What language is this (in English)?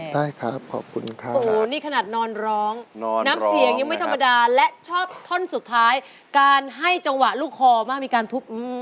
Thai